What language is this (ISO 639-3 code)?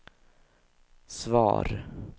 swe